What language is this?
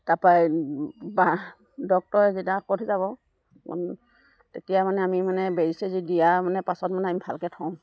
Assamese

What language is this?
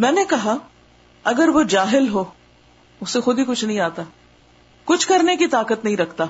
Urdu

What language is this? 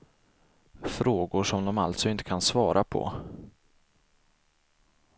Swedish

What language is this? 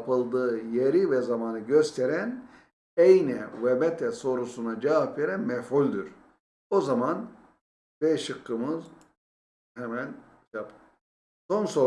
Turkish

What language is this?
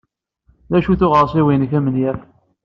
Kabyle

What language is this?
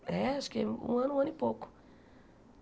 Portuguese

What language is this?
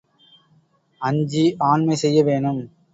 Tamil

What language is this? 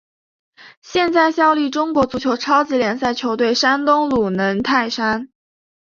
Chinese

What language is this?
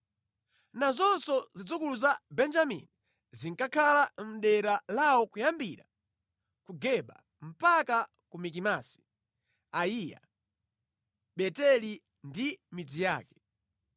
Nyanja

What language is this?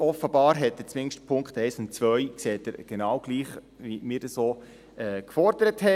Swiss German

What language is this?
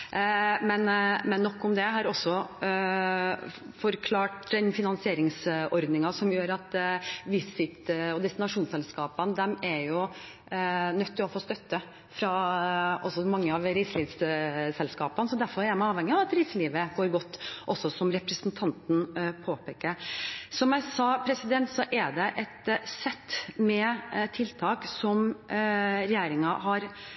Norwegian Bokmål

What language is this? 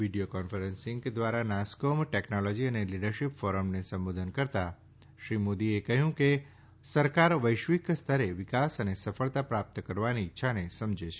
Gujarati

